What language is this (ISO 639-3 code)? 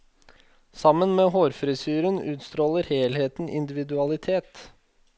nor